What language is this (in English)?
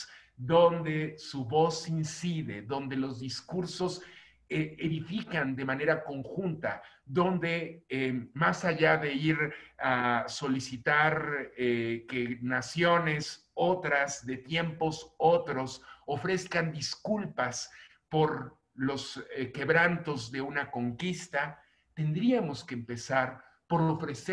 Spanish